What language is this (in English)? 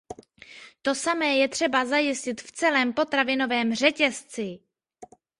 Czech